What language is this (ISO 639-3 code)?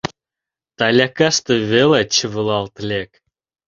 chm